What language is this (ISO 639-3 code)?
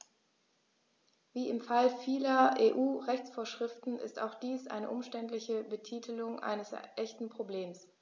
deu